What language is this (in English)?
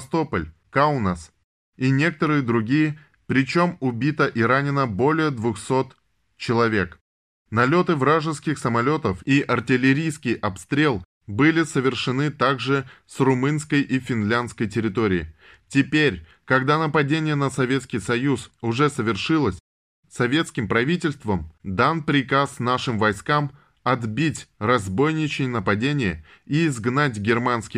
Russian